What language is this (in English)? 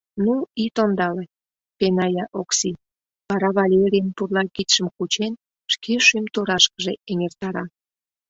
Mari